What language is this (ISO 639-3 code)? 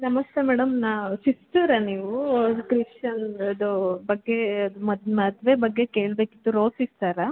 kan